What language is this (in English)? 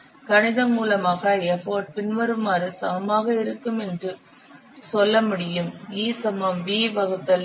Tamil